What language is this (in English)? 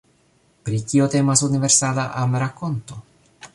Esperanto